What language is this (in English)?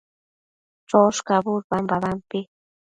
Matsés